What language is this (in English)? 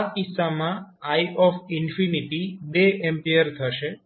Gujarati